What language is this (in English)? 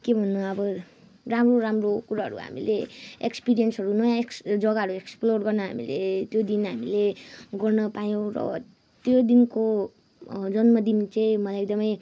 Nepali